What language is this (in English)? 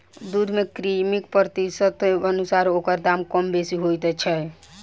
Maithili